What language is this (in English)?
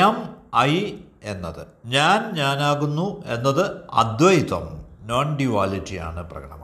Malayalam